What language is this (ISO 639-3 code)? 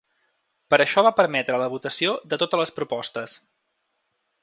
cat